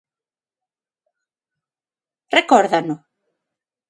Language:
Galician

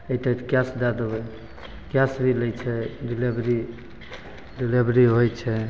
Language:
Maithili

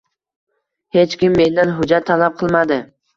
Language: Uzbek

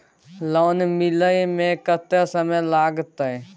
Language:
Maithili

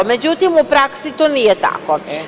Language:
Serbian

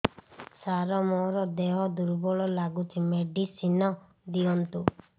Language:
Odia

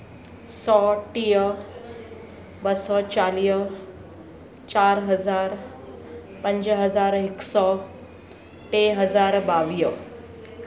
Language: Sindhi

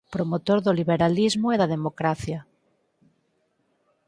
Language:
Galician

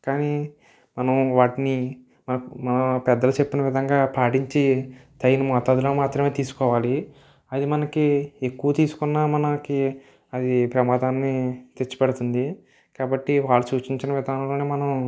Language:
Telugu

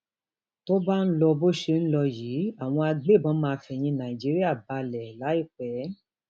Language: Yoruba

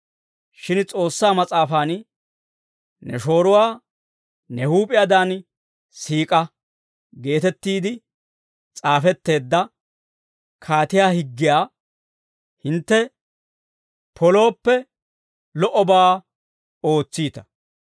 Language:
Dawro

